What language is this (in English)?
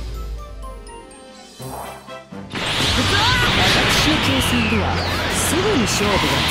Japanese